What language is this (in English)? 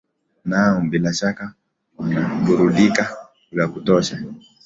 Swahili